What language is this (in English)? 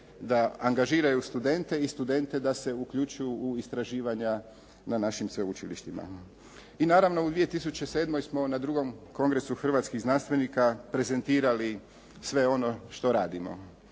Croatian